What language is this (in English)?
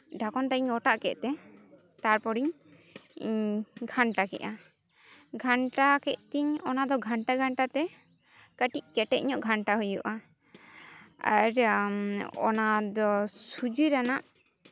Santali